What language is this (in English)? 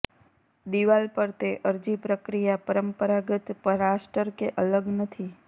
Gujarati